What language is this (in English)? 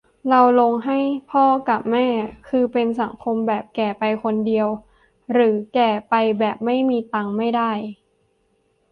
Thai